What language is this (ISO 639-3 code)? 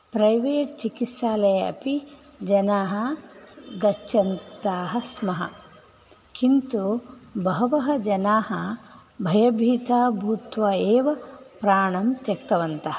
san